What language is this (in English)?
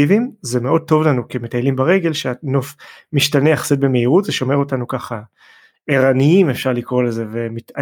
Hebrew